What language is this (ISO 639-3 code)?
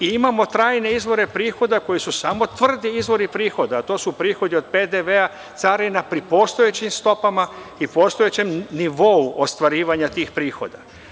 srp